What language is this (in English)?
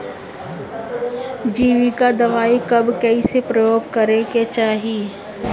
Bhojpuri